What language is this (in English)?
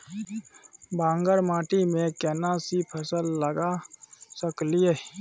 Maithili